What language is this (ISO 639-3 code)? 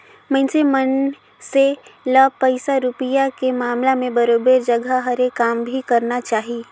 hne